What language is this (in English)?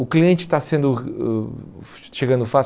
Portuguese